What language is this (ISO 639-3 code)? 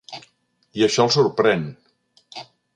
cat